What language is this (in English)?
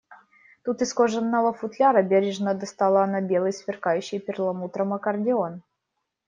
Russian